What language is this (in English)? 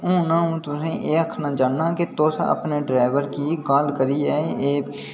Dogri